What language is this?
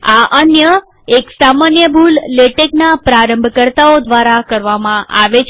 Gujarati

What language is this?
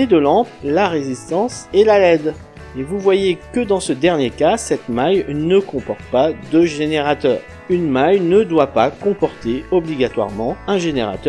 French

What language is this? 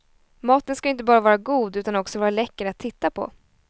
Swedish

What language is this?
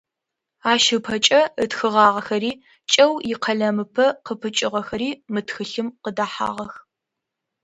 Adyghe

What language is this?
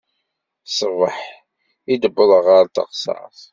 Kabyle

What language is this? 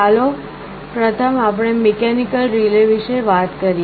Gujarati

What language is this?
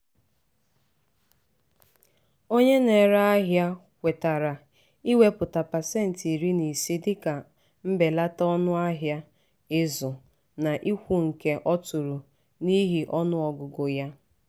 Igbo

